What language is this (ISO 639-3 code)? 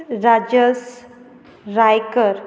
kok